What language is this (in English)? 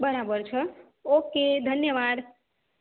Gujarati